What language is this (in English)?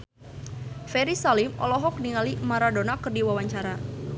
Sundanese